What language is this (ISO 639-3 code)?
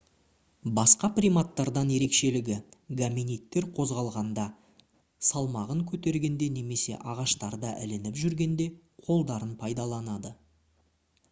kaz